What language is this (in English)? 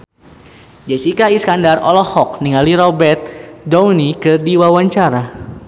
Sundanese